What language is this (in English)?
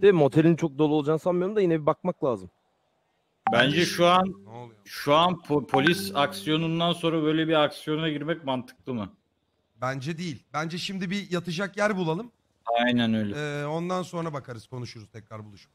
Turkish